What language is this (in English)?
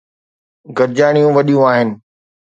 Sindhi